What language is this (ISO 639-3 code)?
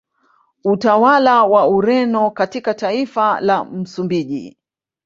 swa